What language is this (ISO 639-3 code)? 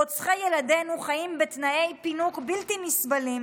heb